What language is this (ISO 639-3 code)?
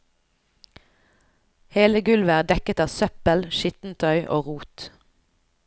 nor